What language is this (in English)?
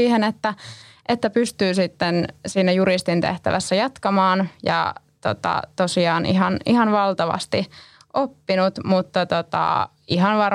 Finnish